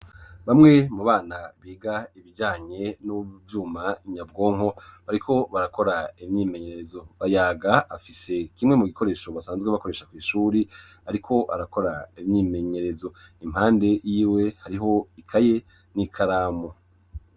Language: Rundi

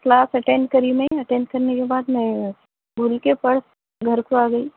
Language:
Urdu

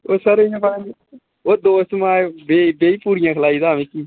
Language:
Dogri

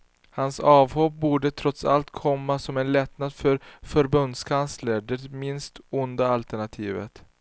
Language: Swedish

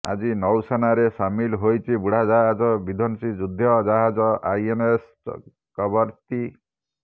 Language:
Odia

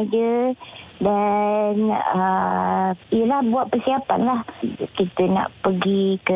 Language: Malay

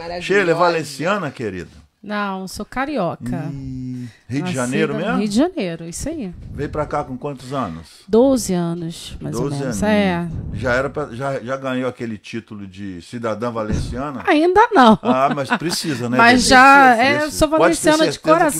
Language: Portuguese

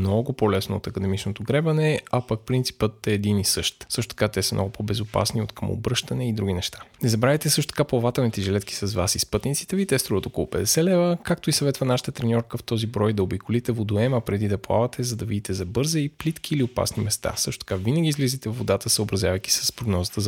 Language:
Bulgarian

